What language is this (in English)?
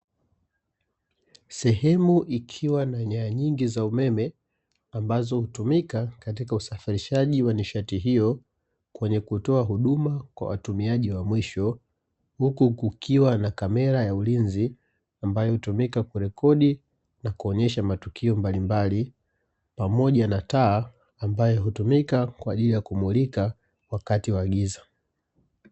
Swahili